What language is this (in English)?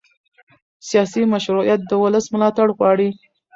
Pashto